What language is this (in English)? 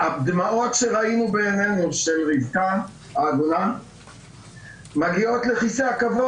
Hebrew